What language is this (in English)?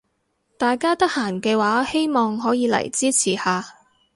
Cantonese